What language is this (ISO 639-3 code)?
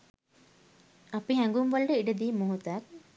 sin